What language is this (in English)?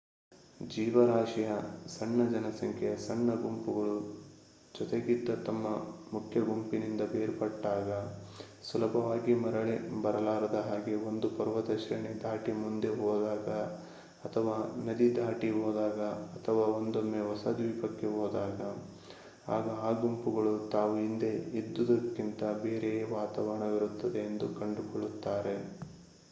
Kannada